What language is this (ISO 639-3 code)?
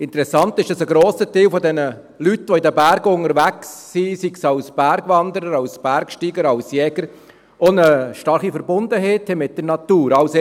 gsw